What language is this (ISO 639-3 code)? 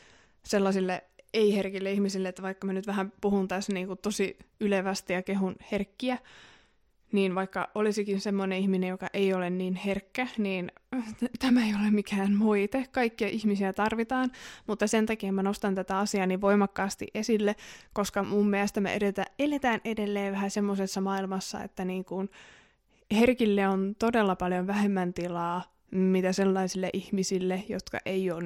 fin